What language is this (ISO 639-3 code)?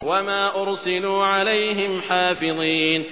ara